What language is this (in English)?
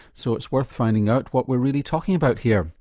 English